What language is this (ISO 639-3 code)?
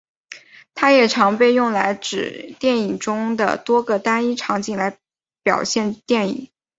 zho